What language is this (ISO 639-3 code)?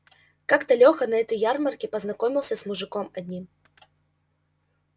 rus